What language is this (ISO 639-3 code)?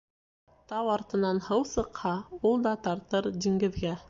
bak